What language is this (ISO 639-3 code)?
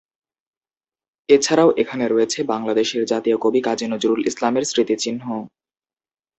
ben